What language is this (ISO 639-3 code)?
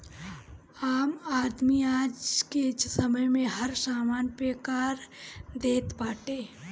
bho